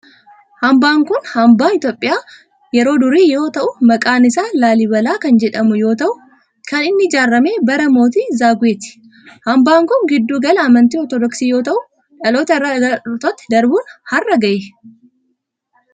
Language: Oromo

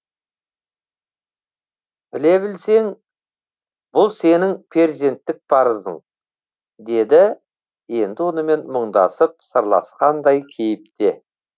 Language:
Kazakh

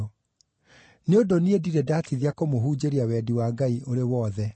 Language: Kikuyu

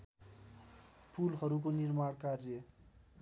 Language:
Nepali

